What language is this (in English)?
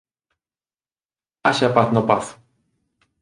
Galician